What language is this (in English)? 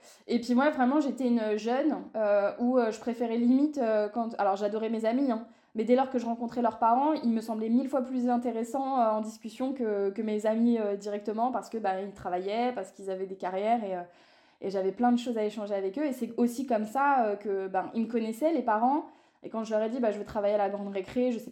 French